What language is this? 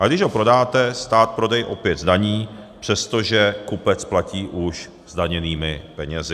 Czech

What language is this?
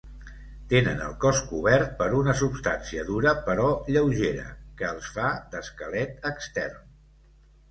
Catalan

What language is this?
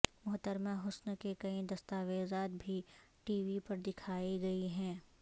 Urdu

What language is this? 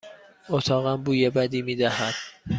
Persian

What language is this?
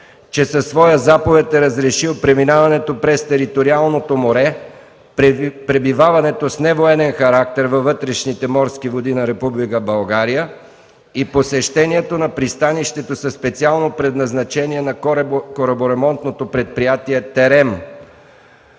Bulgarian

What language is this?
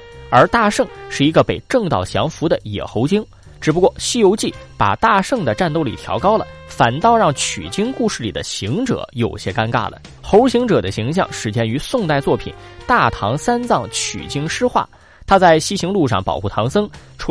Chinese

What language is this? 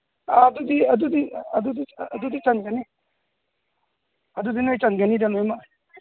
Manipuri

